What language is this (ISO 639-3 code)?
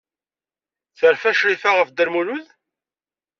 kab